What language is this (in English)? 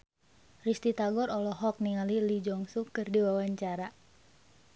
Sundanese